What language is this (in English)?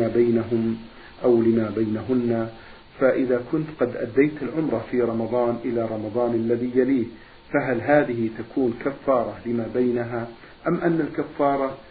Arabic